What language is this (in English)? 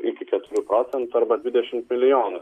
Lithuanian